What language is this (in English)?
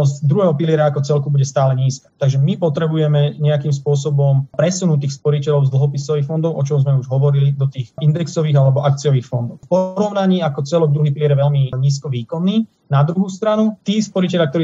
Slovak